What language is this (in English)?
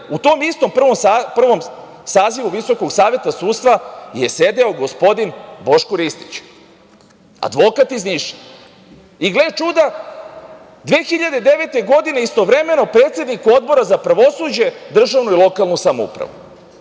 Serbian